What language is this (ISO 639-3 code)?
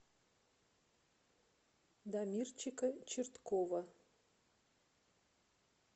rus